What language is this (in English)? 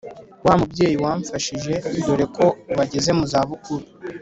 Kinyarwanda